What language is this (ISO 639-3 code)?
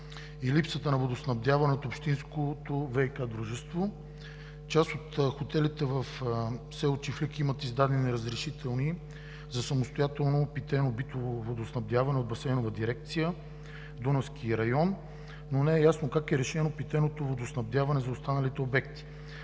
bul